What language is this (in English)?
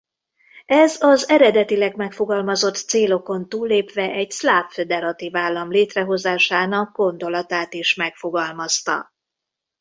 Hungarian